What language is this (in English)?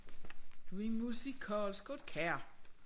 Danish